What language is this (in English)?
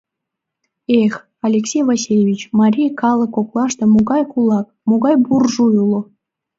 Mari